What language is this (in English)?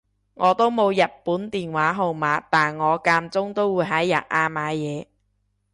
Cantonese